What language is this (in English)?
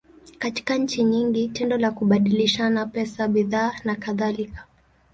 Swahili